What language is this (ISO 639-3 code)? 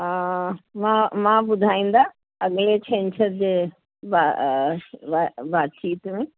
snd